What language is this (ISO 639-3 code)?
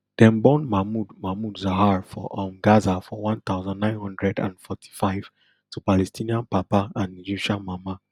pcm